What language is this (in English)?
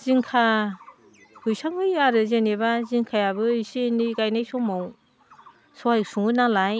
Bodo